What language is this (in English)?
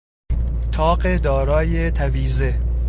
Persian